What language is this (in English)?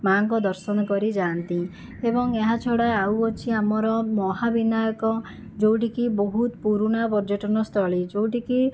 Odia